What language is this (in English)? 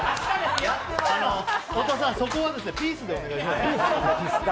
Japanese